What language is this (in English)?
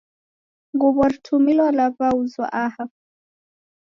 Taita